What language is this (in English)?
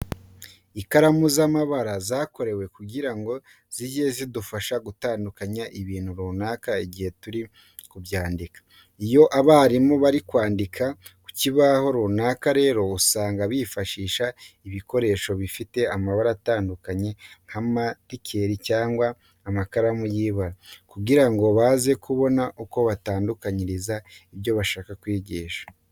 Kinyarwanda